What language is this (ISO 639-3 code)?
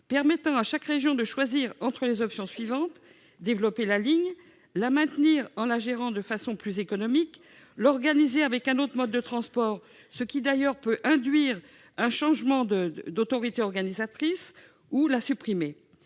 fra